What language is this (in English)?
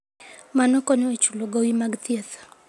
Luo (Kenya and Tanzania)